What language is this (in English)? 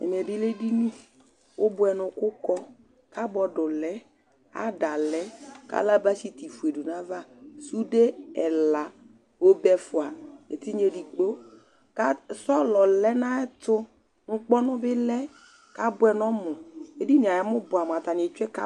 Ikposo